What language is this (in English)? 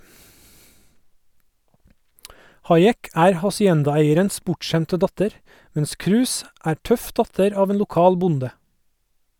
Norwegian